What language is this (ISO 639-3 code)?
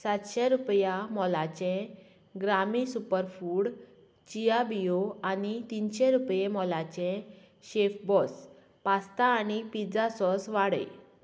kok